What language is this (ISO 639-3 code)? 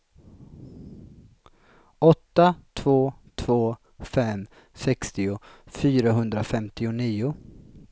swe